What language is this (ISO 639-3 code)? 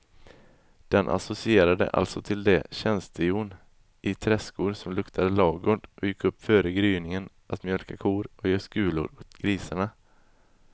swe